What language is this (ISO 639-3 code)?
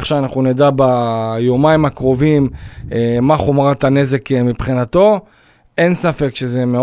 heb